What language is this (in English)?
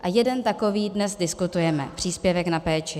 Czech